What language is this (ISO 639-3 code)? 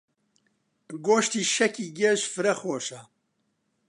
ckb